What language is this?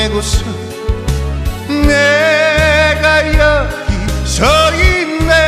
Korean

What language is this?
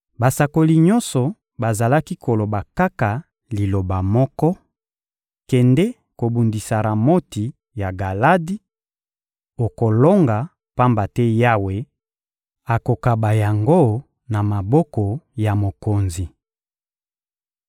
Lingala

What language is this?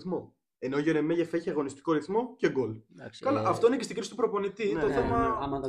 Greek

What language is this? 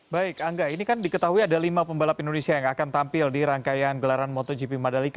Indonesian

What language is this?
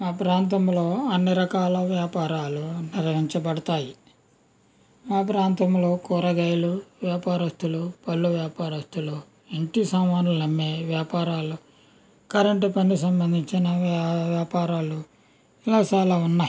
Telugu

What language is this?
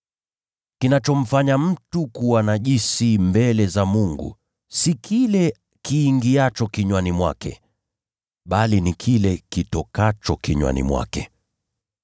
Swahili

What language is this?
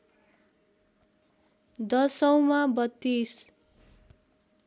Nepali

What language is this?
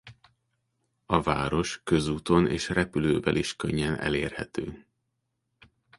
Hungarian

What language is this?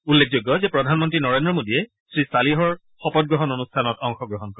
Assamese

